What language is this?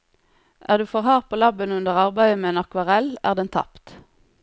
Norwegian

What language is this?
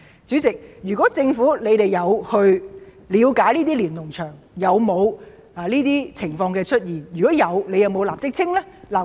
Cantonese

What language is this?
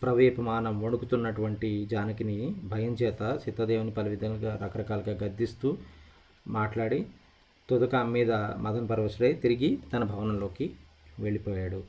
Telugu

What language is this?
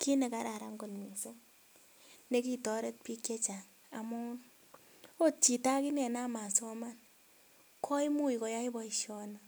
Kalenjin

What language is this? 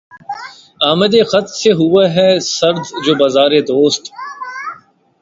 Urdu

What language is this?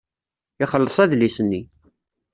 Kabyle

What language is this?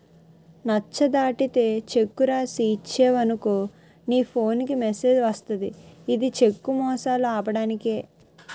Telugu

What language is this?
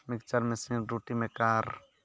Santali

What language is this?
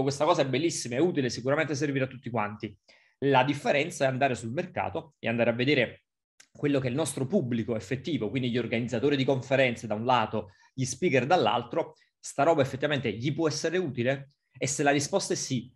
Italian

